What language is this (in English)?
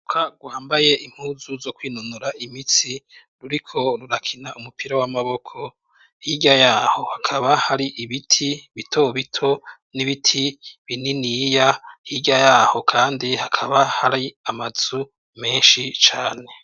Rundi